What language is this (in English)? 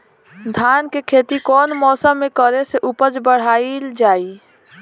Bhojpuri